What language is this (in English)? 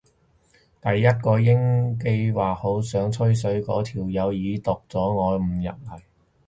Cantonese